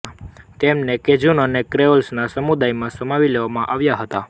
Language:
Gujarati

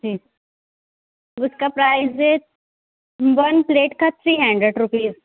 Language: Urdu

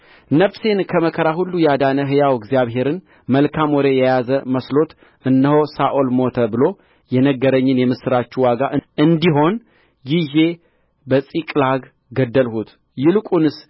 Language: Amharic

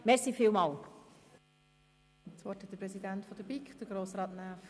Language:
Swiss German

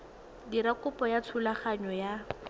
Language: Tswana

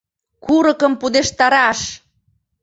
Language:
Mari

